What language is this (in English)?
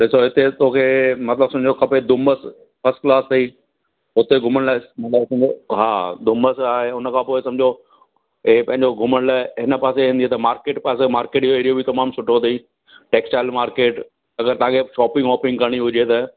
Sindhi